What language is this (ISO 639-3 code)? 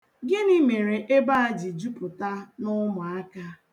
ibo